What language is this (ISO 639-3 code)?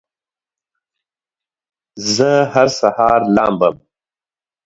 pus